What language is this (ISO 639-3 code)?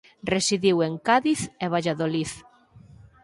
glg